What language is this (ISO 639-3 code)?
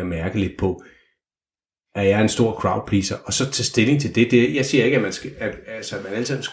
dan